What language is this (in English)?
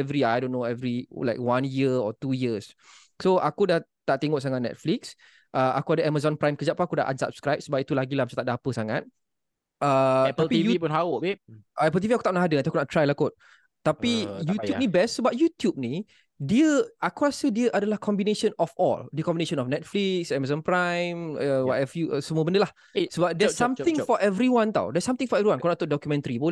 Malay